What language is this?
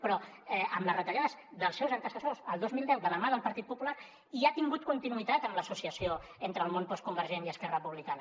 Catalan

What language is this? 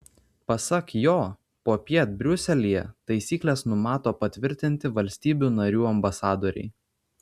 Lithuanian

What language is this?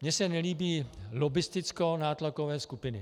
Czech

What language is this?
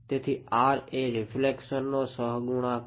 Gujarati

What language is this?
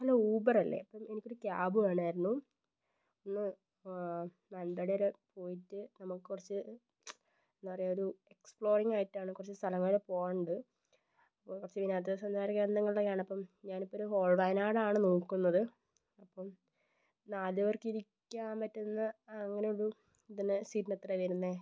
Malayalam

